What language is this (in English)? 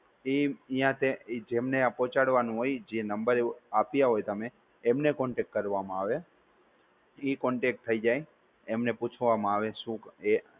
Gujarati